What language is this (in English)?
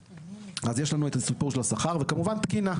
Hebrew